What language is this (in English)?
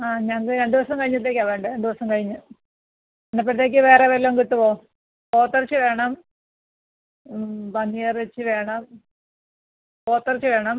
Malayalam